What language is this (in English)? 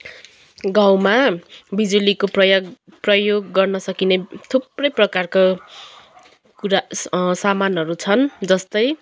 Nepali